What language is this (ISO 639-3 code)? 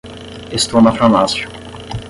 por